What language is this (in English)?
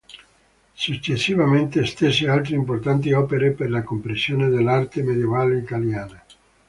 Italian